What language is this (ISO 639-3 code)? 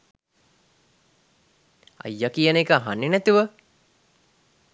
sin